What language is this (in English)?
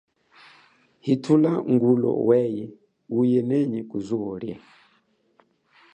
Chokwe